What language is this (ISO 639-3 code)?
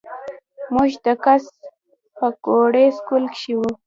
pus